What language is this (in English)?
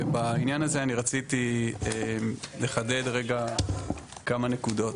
Hebrew